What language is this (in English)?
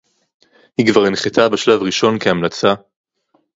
Hebrew